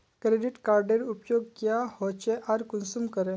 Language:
Magahi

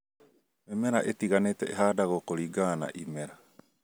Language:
Kikuyu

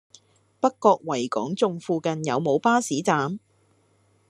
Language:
Cantonese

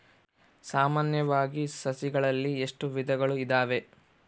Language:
Kannada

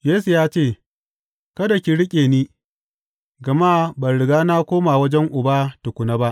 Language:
Hausa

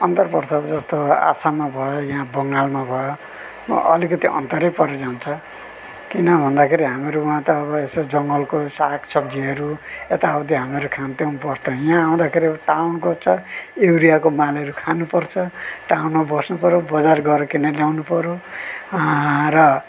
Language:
Nepali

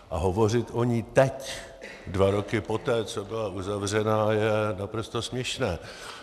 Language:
Czech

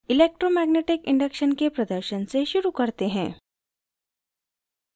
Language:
Hindi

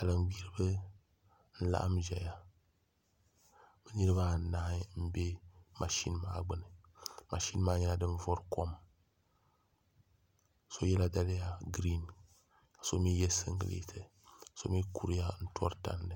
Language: Dagbani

